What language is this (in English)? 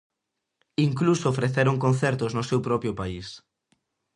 Galician